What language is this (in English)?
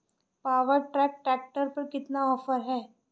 Hindi